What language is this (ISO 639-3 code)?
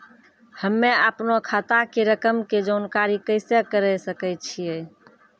mai